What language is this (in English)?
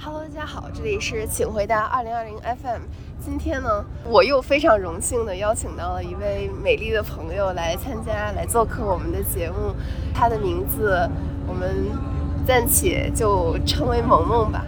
Chinese